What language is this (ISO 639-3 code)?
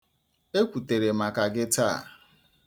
ibo